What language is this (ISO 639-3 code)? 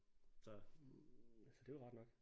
dan